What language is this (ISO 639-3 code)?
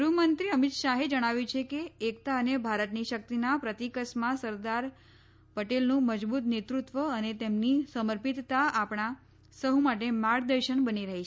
guj